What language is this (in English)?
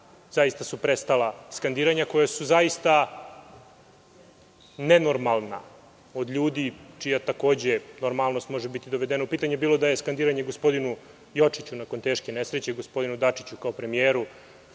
Serbian